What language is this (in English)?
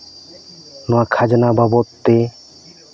Santali